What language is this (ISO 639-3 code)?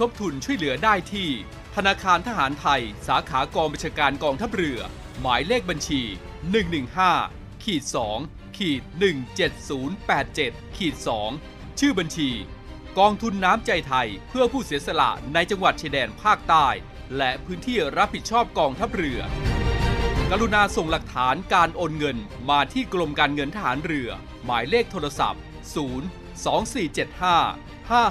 tha